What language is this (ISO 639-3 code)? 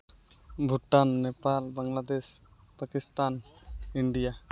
sat